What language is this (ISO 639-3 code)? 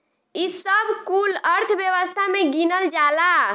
bho